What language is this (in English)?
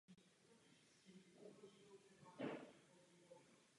Czech